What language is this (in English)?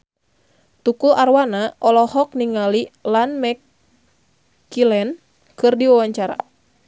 Sundanese